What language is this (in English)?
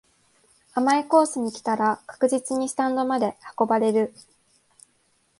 Japanese